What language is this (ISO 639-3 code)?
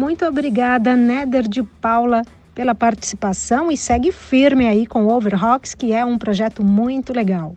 por